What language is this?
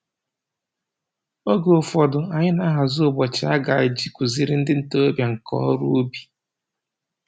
Igbo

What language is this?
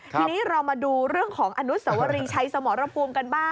Thai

